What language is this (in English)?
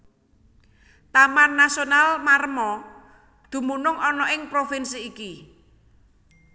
Javanese